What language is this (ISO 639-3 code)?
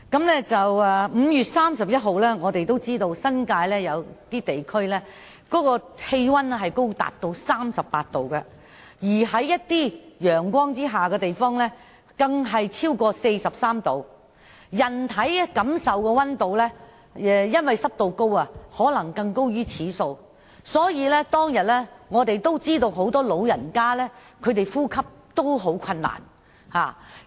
yue